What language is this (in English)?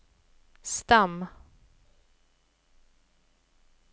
Swedish